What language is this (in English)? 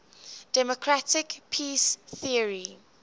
English